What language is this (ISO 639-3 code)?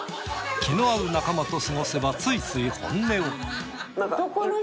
jpn